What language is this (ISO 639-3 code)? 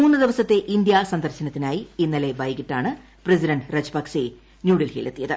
mal